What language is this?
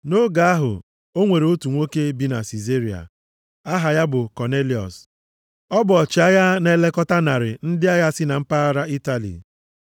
Igbo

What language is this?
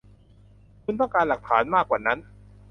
Thai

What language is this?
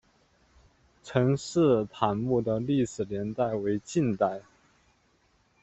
Chinese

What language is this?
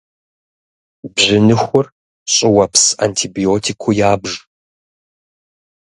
Kabardian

